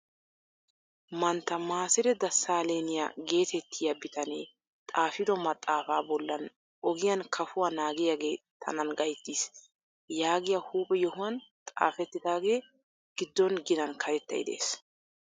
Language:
Wolaytta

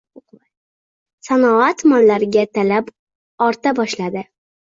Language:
Uzbek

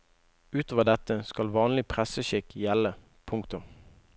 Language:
Norwegian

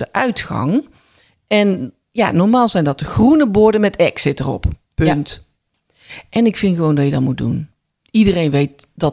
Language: Dutch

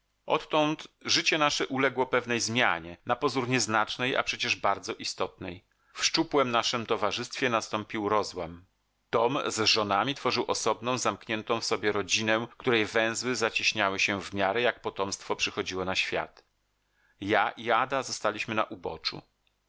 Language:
Polish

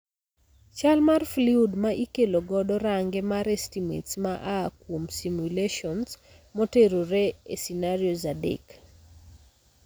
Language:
Luo (Kenya and Tanzania)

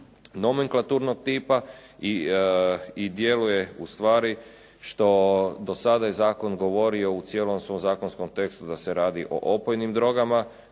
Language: Croatian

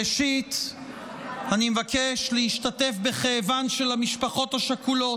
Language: Hebrew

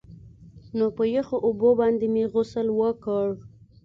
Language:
Pashto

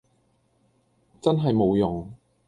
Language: Cantonese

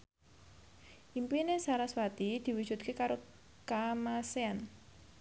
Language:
Javanese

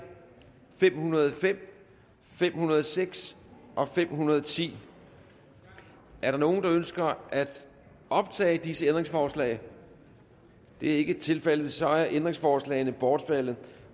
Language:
Danish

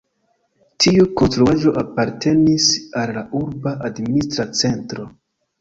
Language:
Esperanto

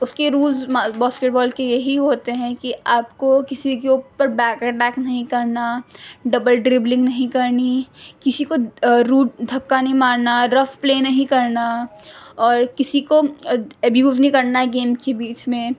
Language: Urdu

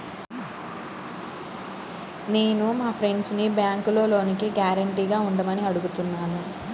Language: Telugu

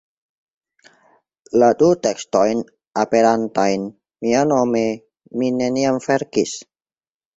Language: Esperanto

